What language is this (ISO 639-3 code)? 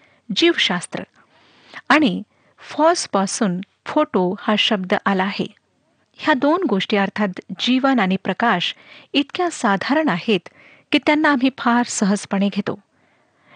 mar